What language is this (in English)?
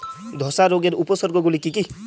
Bangla